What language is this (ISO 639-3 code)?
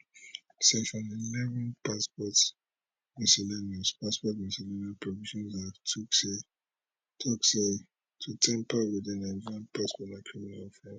pcm